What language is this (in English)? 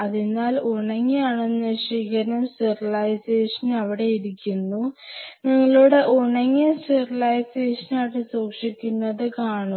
Malayalam